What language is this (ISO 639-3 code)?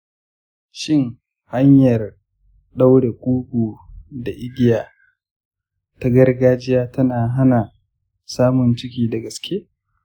hau